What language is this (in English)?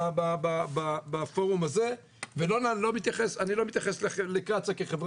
Hebrew